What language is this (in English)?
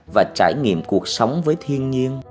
Vietnamese